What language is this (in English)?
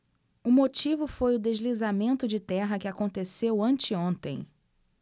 Portuguese